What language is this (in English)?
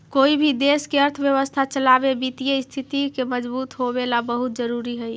Magahi